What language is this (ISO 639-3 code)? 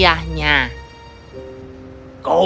ind